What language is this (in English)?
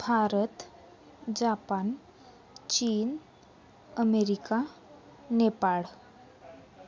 Marathi